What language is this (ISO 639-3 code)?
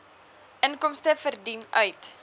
afr